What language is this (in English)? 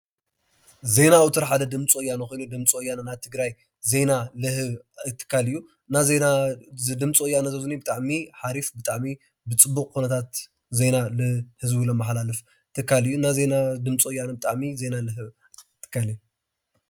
Tigrinya